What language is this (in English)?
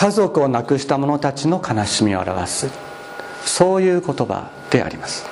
Japanese